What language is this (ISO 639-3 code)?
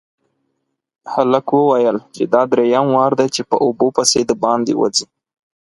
pus